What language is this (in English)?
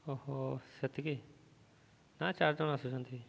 Odia